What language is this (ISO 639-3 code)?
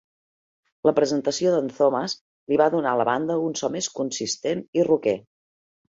cat